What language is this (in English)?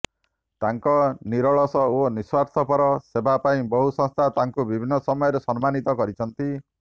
Odia